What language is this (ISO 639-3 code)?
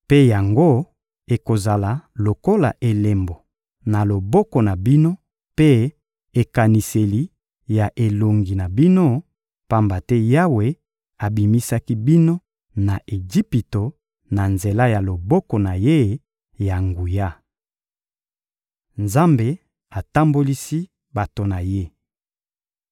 lin